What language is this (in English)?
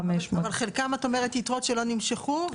Hebrew